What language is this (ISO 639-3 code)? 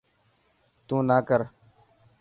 mki